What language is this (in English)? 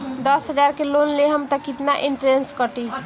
Bhojpuri